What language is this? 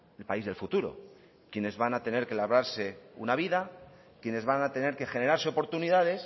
Spanish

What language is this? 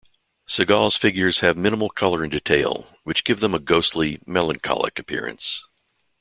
English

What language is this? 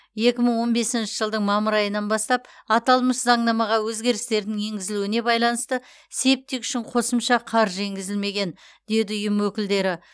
Kazakh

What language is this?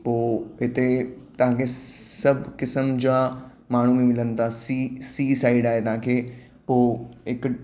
Sindhi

